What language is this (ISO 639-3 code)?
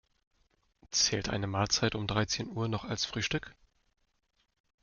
deu